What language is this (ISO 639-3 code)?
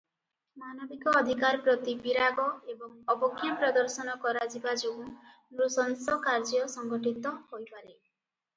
ori